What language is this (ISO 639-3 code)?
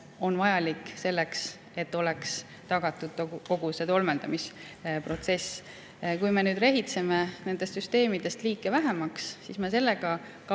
est